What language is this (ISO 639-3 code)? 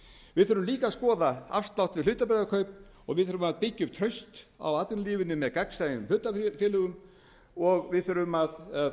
isl